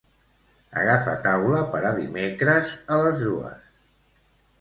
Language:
Catalan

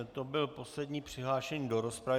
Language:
Czech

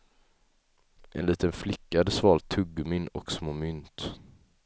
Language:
Swedish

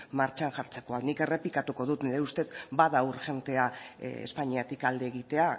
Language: Basque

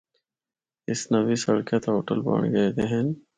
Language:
Northern Hindko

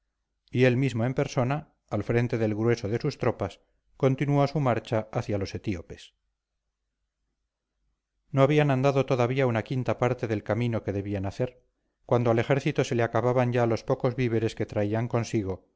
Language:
Spanish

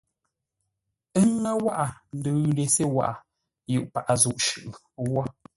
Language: Ngombale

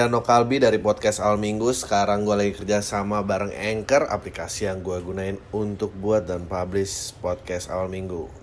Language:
Indonesian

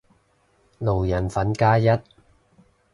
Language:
Cantonese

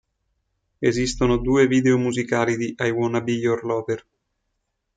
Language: Italian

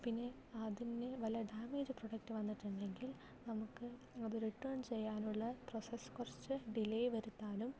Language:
Malayalam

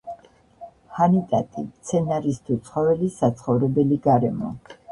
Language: Georgian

